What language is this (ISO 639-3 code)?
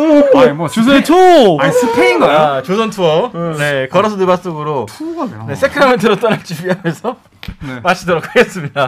kor